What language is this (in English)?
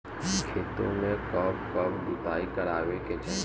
Bhojpuri